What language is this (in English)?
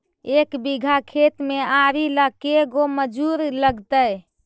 Magahi